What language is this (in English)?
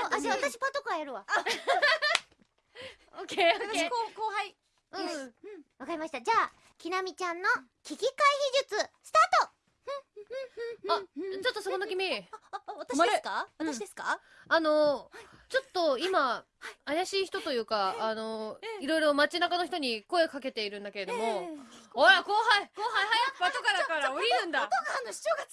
Japanese